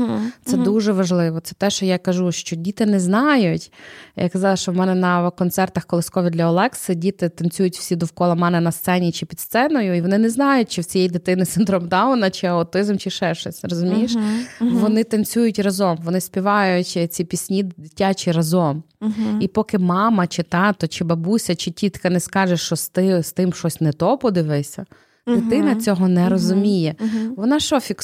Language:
Ukrainian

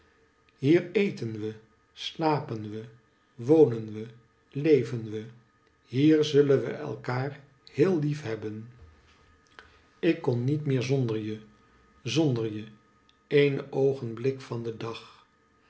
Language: Dutch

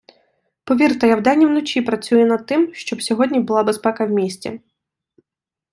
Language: Ukrainian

